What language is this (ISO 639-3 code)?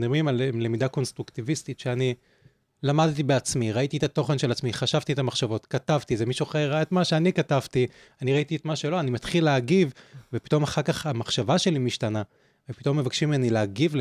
heb